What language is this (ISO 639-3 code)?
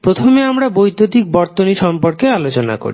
ben